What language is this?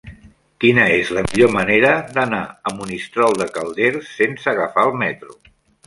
Catalan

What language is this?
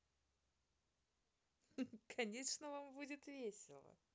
Russian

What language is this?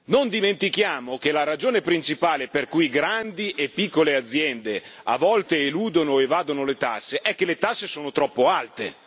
Italian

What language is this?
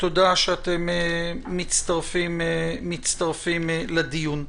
Hebrew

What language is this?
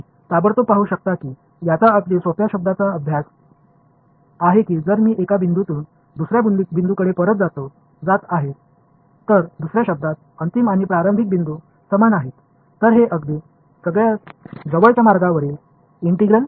Tamil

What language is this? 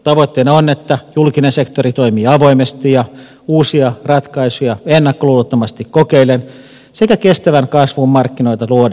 Finnish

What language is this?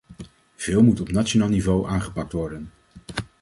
Dutch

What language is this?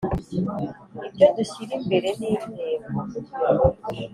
Kinyarwanda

